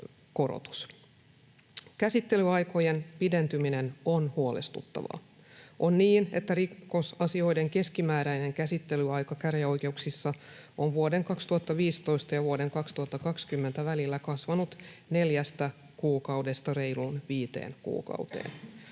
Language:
Finnish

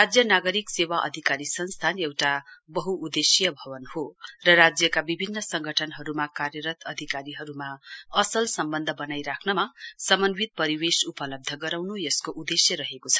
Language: Nepali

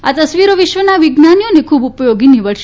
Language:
Gujarati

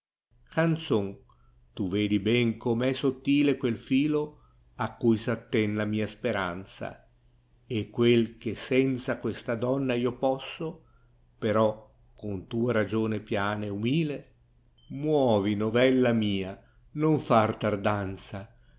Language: Italian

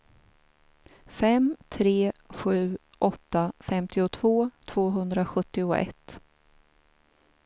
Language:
Swedish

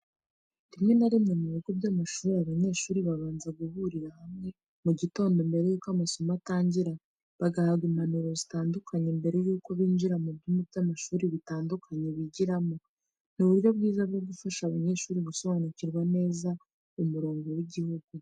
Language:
Kinyarwanda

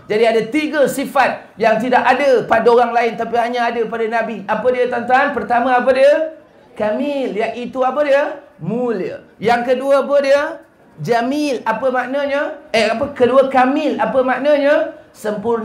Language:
Malay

